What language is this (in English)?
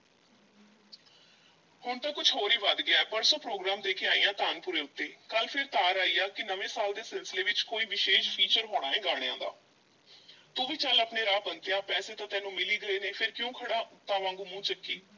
Punjabi